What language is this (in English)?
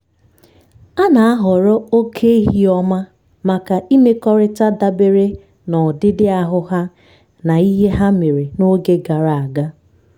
Igbo